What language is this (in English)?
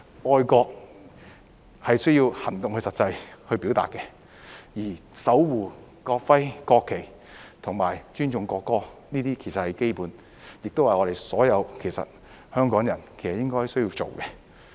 Cantonese